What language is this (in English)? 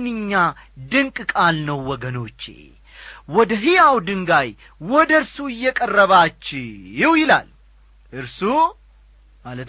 Amharic